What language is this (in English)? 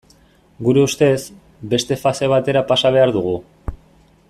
Basque